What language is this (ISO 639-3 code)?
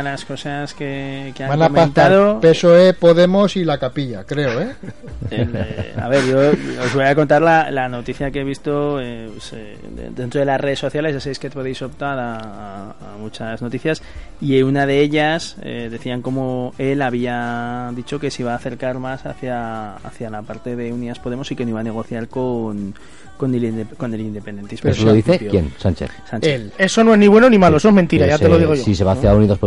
spa